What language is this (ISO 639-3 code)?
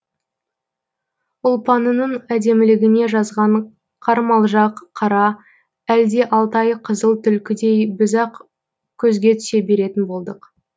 kaz